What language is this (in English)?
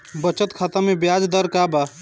Bhojpuri